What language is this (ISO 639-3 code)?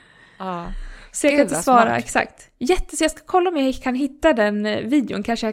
swe